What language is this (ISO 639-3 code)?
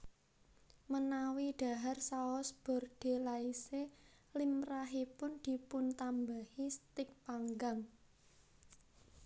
jav